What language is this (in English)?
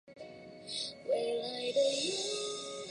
Chinese